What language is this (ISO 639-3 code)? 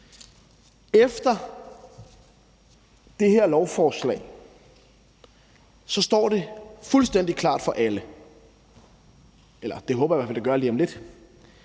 dan